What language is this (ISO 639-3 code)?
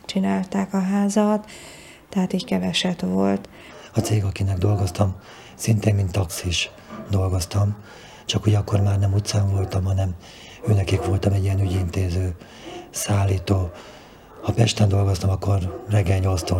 hun